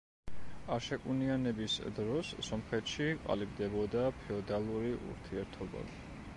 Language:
Georgian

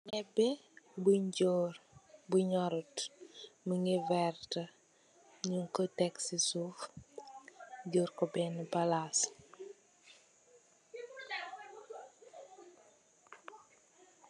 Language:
Wolof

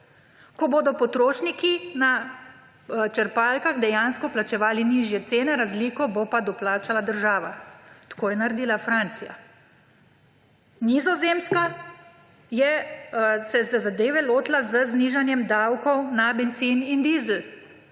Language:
Slovenian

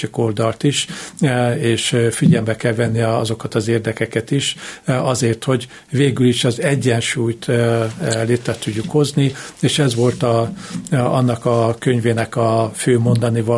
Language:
Hungarian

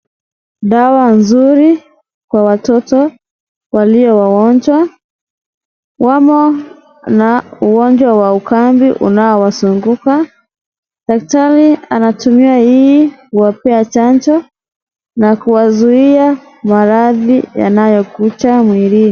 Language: Swahili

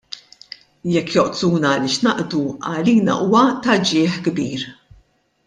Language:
Maltese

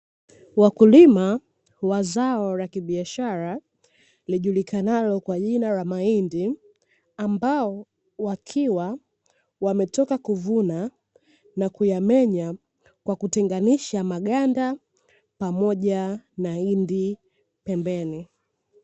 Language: Swahili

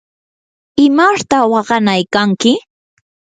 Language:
Yanahuanca Pasco Quechua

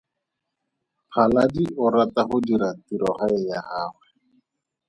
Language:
Tswana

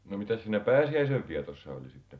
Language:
Finnish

